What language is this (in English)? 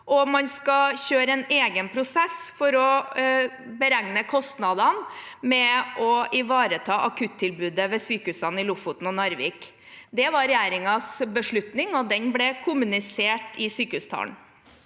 Norwegian